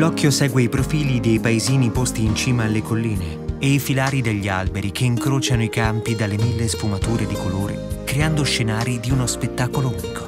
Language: Italian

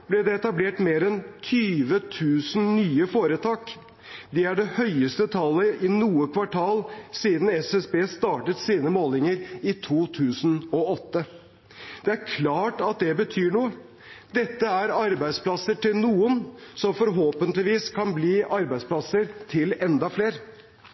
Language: Norwegian Bokmål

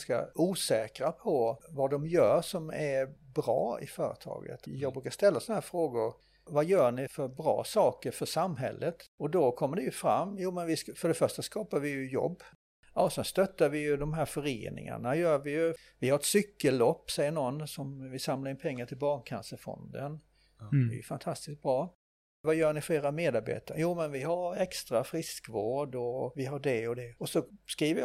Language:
Swedish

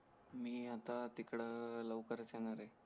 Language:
Marathi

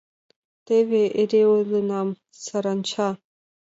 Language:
Mari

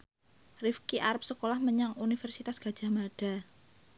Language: Javanese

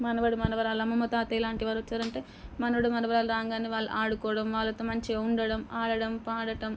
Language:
Telugu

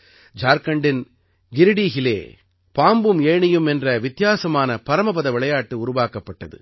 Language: Tamil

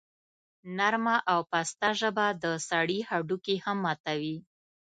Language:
Pashto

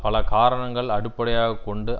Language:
Tamil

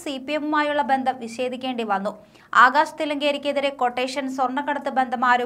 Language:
Hindi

